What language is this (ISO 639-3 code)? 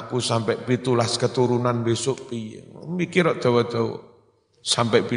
ind